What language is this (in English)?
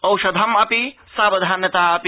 Sanskrit